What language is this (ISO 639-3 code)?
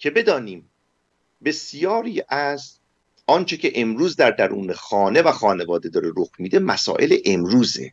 fas